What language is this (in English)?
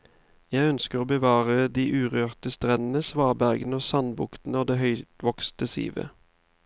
Norwegian